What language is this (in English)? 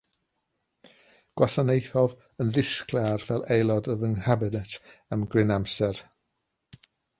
Welsh